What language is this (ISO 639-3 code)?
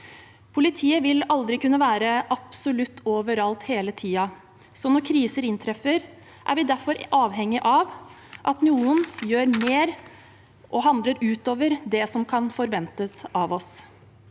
nor